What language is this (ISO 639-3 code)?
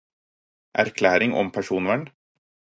nob